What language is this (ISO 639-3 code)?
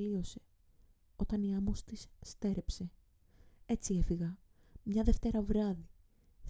ell